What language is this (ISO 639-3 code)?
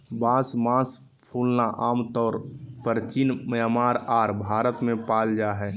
mag